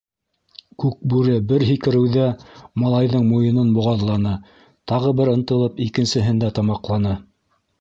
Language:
Bashkir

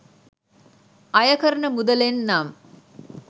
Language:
Sinhala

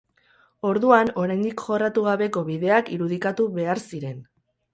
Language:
Basque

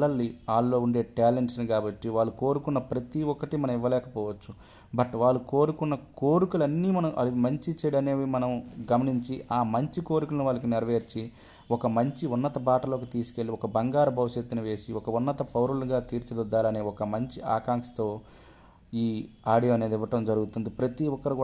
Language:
Telugu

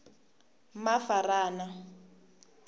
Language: Tsonga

